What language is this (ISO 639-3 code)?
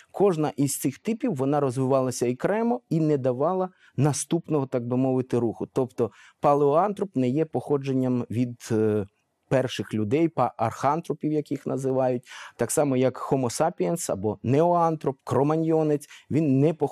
ukr